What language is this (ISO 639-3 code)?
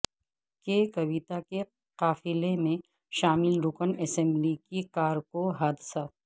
urd